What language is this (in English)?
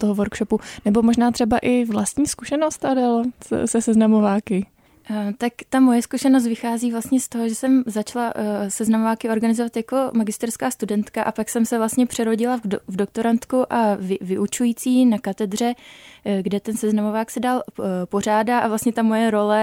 Czech